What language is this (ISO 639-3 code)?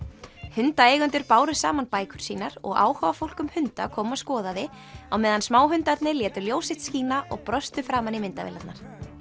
isl